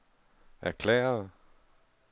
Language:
Danish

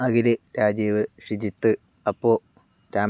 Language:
Malayalam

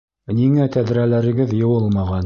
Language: Bashkir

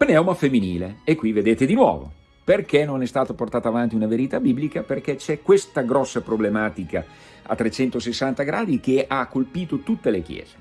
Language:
Italian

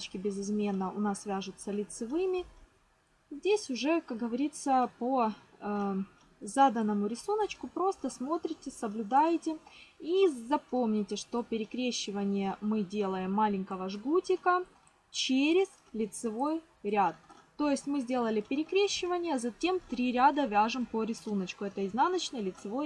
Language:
Russian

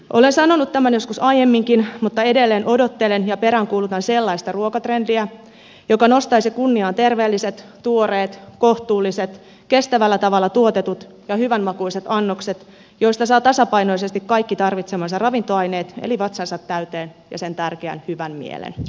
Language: Finnish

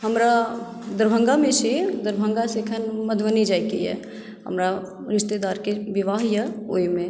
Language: Maithili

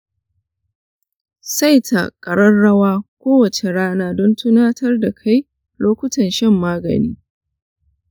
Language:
Hausa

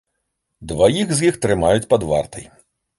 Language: Belarusian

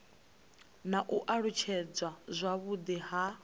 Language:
Venda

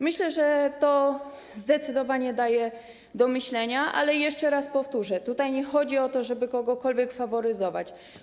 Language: Polish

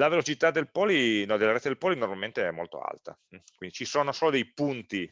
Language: Italian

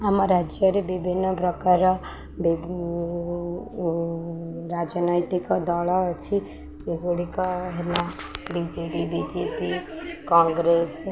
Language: Odia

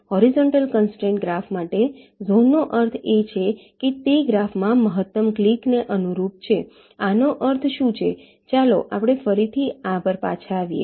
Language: Gujarati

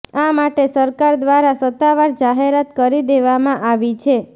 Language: Gujarati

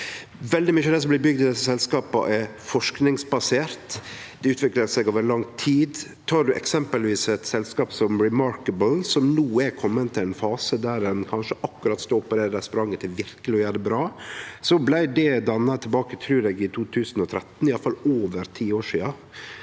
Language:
Norwegian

